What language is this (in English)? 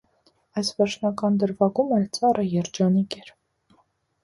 Armenian